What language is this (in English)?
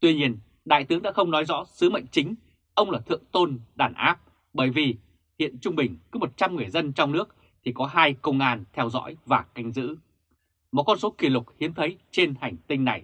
Vietnamese